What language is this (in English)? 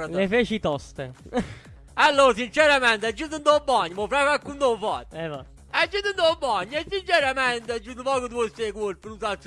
Italian